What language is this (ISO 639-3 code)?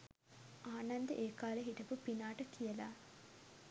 sin